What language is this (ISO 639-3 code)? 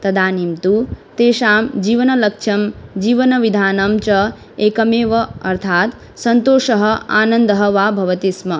san